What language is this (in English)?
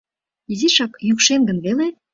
Mari